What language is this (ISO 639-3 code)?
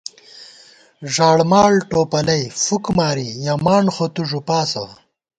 gwt